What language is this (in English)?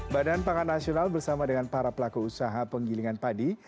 Indonesian